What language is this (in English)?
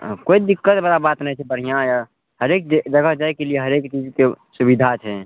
Maithili